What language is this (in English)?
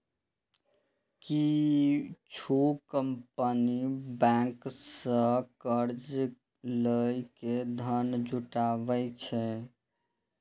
Maithili